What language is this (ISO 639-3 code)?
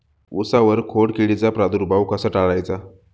mar